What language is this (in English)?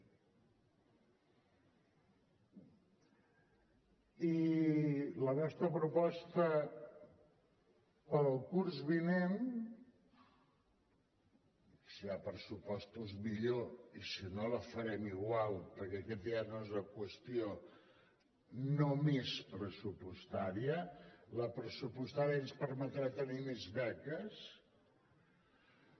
Catalan